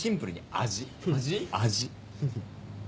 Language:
Japanese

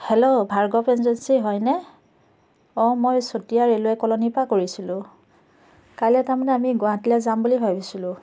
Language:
Assamese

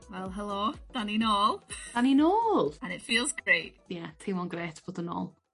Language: Welsh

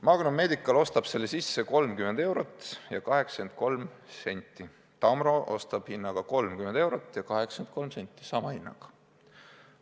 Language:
Estonian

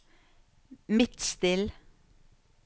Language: Norwegian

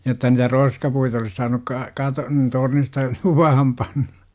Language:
Finnish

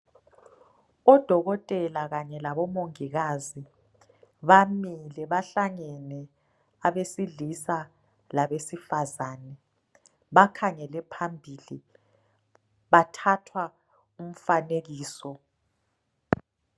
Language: North Ndebele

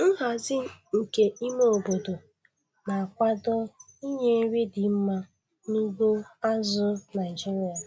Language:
Igbo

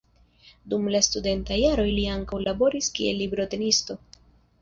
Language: Esperanto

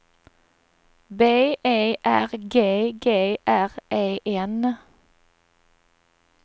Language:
Swedish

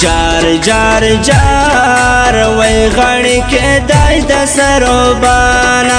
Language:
Romanian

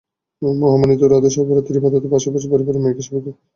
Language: Bangla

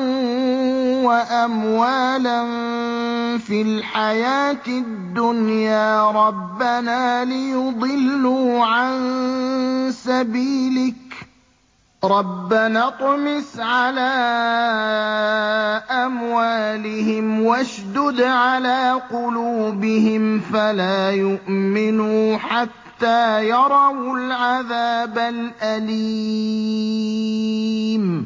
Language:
Arabic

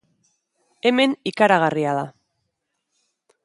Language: Basque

